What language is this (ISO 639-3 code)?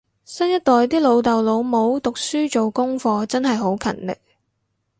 yue